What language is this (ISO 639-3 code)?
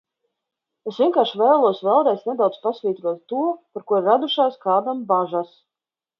lav